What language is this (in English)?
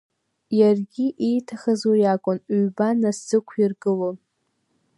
Abkhazian